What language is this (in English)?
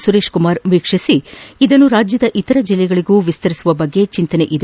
Kannada